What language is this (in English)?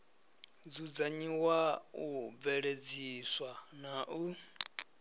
Venda